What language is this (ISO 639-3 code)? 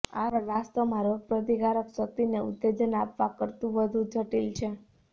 guj